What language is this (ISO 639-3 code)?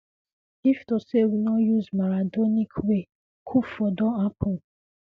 pcm